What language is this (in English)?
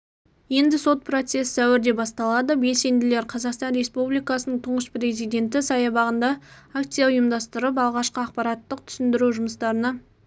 Kazakh